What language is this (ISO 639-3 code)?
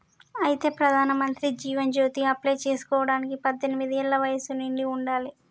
tel